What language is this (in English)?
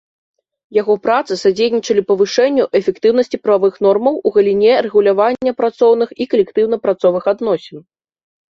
Belarusian